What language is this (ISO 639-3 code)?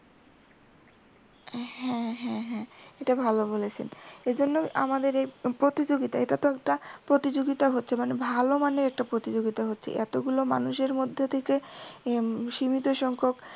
ben